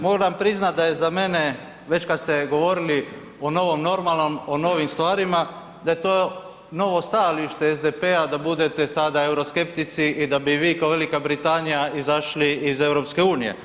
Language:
Croatian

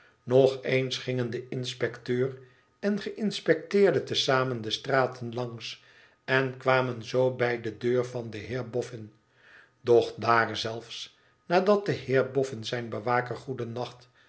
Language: Dutch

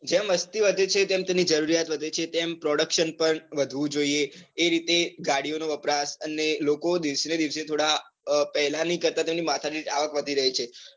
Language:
Gujarati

